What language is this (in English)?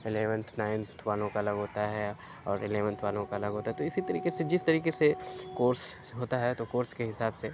Urdu